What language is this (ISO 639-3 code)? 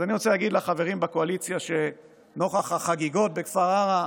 heb